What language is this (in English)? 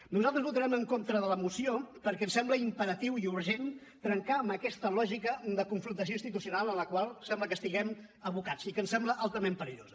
Catalan